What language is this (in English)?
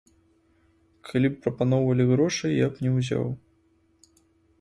Belarusian